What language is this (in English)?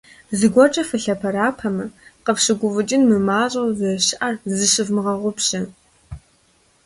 Kabardian